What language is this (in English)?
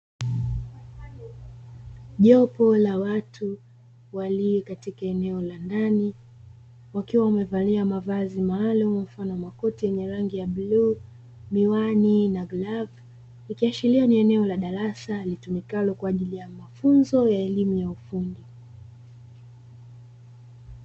Swahili